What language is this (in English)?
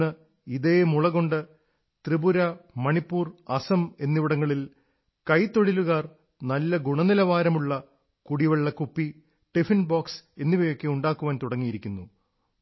Malayalam